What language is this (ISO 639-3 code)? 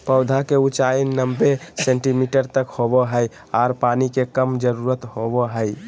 mag